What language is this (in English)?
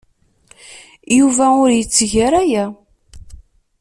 Kabyle